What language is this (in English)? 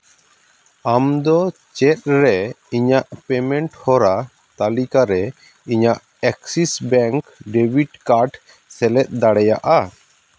Santali